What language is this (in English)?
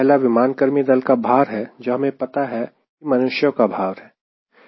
Hindi